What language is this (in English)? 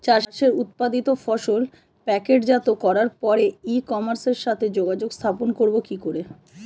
Bangla